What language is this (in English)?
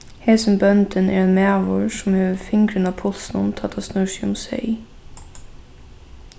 Faroese